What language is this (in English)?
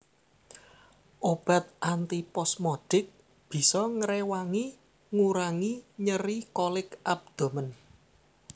Javanese